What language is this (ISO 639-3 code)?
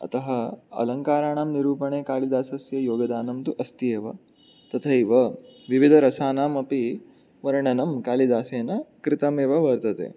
san